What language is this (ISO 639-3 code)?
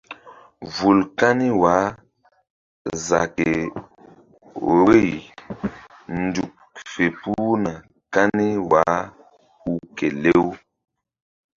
mdd